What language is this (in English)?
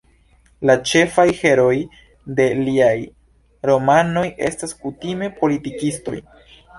Esperanto